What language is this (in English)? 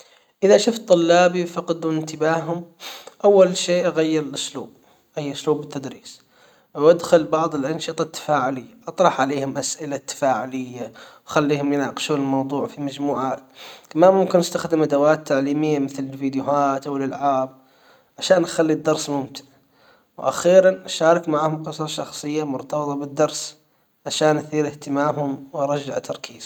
Hijazi Arabic